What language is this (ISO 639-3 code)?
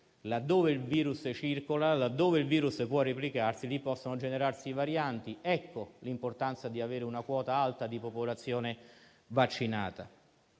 ita